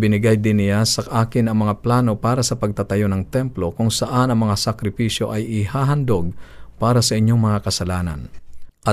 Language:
Filipino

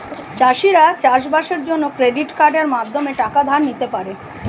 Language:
Bangla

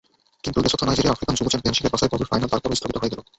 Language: Bangla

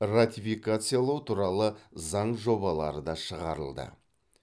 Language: Kazakh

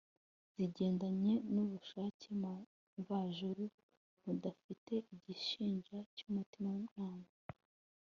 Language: Kinyarwanda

